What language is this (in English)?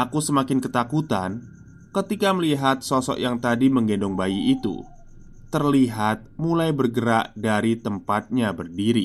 Indonesian